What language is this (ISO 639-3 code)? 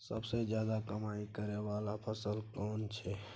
mai